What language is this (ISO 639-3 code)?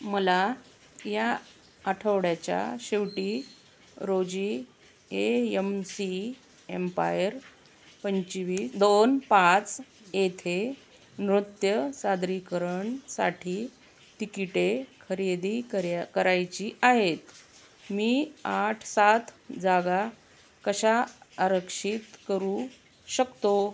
mar